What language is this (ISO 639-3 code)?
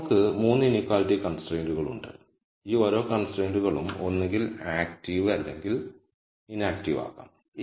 mal